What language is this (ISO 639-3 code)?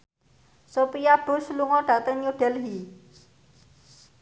jav